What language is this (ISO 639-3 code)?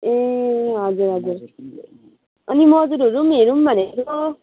nep